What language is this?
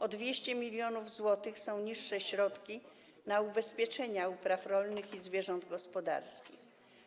Polish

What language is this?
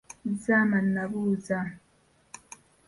Ganda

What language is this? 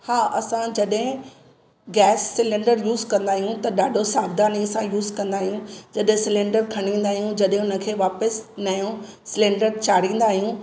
Sindhi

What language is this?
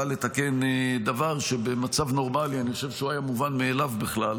Hebrew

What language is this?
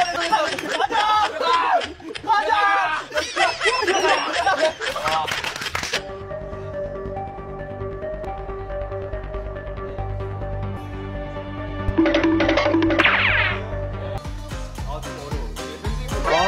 Korean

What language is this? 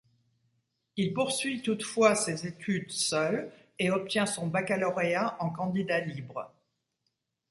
French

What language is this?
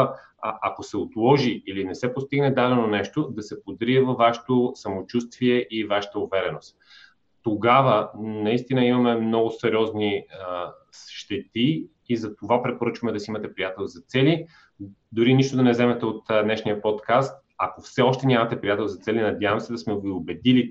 Bulgarian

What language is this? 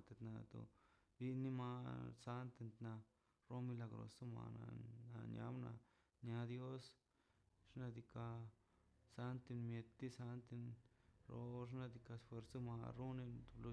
Mazaltepec Zapotec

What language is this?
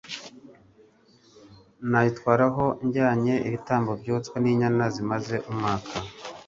Kinyarwanda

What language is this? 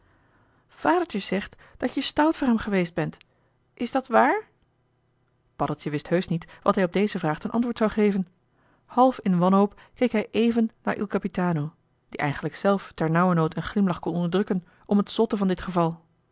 Dutch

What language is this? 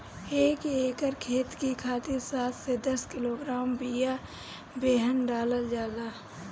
Bhojpuri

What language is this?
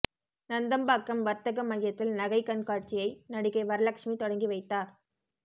Tamil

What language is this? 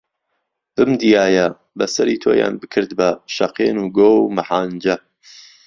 Central Kurdish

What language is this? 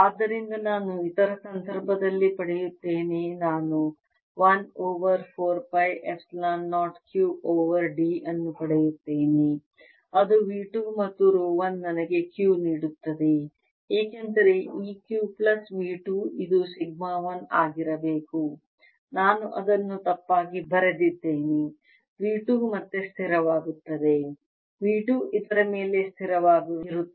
Kannada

